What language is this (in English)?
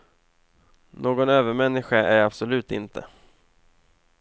Swedish